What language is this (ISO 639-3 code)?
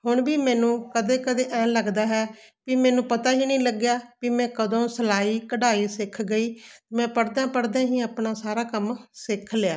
pan